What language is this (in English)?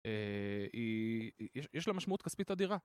Hebrew